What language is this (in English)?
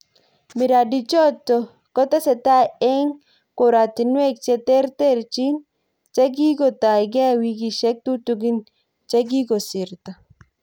Kalenjin